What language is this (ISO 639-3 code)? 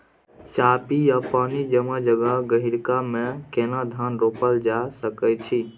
mai